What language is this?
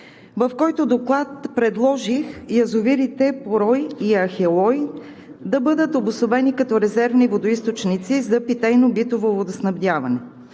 Bulgarian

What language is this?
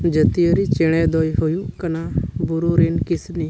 Santali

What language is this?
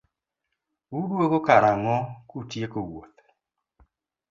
Luo (Kenya and Tanzania)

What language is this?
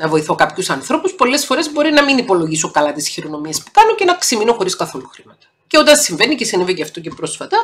Greek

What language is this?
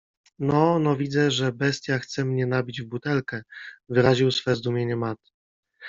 Polish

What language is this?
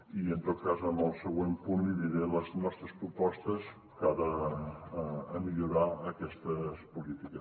Catalan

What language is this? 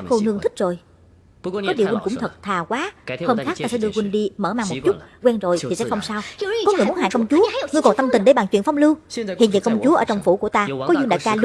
Vietnamese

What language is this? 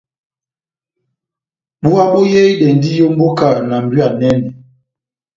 Batanga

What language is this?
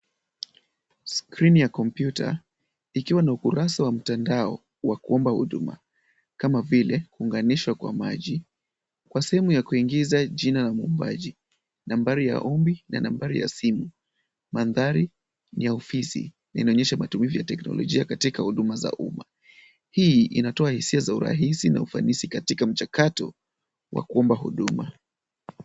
Swahili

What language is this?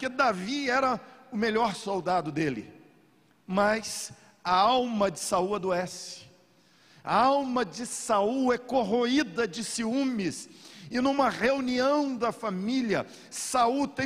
Portuguese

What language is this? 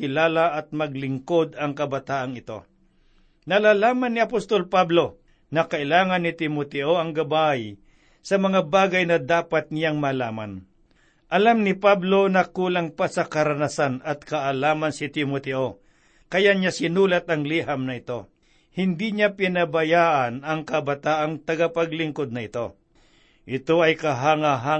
Filipino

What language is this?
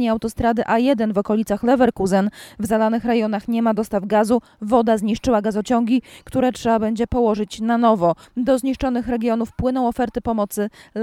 Polish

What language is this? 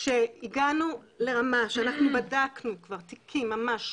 Hebrew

